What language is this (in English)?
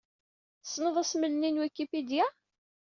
Kabyle